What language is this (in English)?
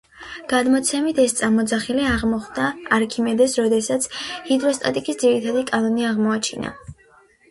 Georgian